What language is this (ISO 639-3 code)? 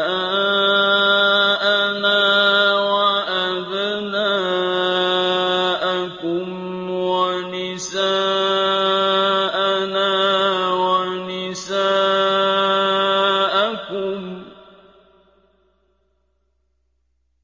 ara